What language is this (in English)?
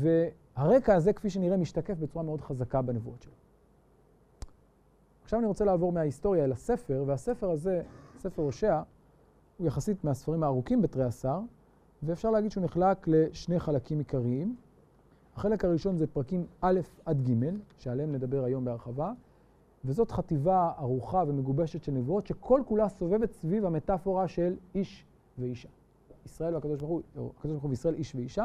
Hebrew